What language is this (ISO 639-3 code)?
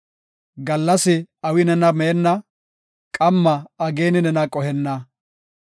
gof